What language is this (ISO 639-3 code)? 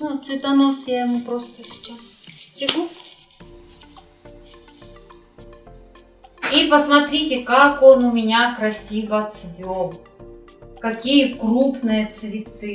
rus